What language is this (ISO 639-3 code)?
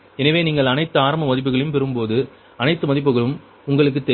tam